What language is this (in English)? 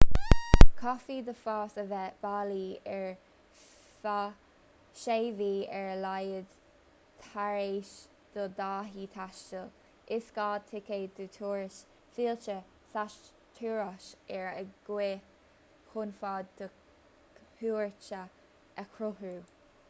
Irish